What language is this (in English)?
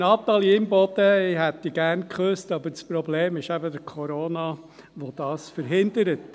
Swiss German